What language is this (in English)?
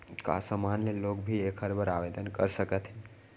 Chhattisgarhi